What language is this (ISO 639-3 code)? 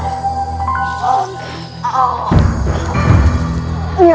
ind